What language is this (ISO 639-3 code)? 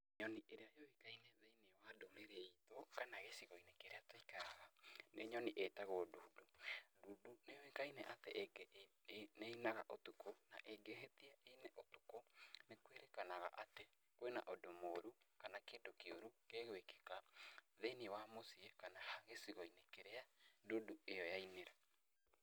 kik